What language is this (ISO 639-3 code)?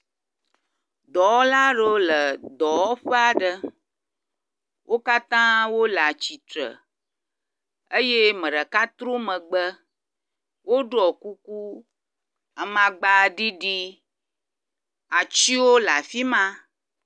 ewe